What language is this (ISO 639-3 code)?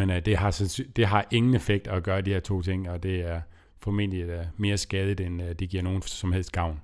dan